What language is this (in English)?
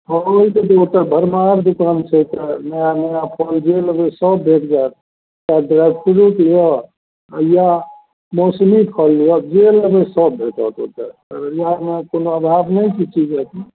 Maithili